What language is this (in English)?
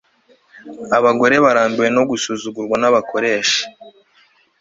Kinyarwanda